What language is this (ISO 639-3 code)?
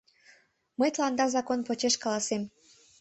chm